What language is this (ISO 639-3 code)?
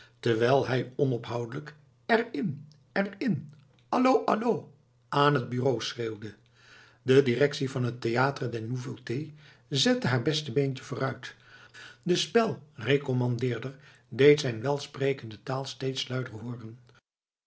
nld